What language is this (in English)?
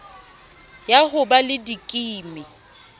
Southern Sotho